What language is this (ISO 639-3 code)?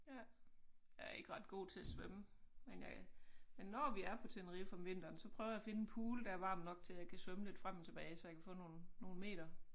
dan